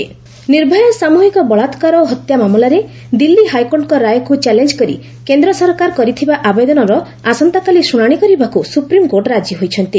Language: Odia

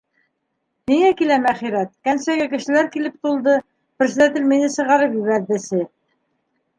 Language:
Bashkir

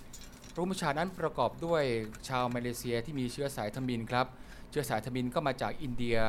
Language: Thai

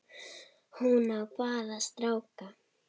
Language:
Icelandic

